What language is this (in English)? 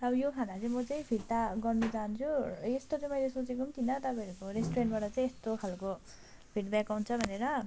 Nepali